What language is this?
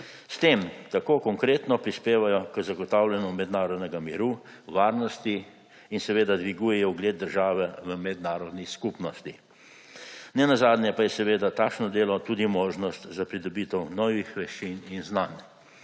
Slovenian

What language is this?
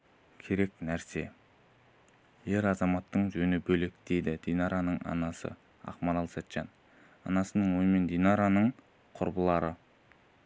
Kazakh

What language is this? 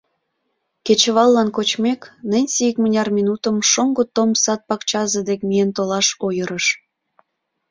Mari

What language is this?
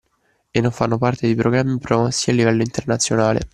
Italian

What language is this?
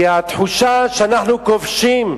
Hebrew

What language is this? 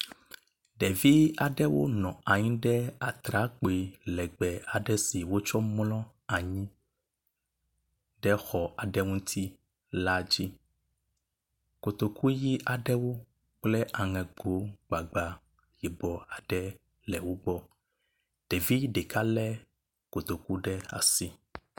Ewe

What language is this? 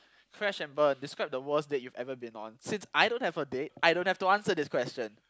English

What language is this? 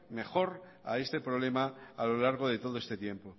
Spanish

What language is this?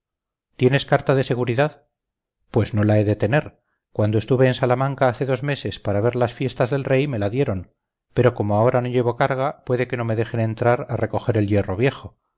Spanish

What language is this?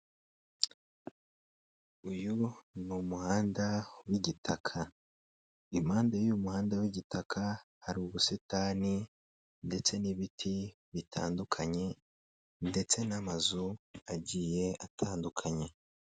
Kinyarwanda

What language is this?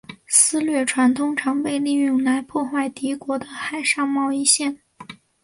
Chinese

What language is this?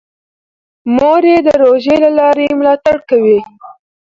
Pashto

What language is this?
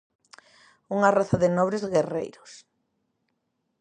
Galician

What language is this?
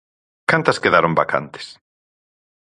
Galician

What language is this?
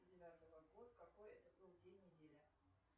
Russian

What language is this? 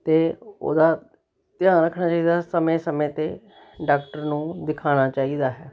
Punjabi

